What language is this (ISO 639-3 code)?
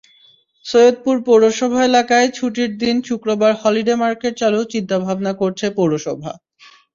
ben